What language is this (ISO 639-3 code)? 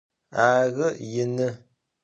ady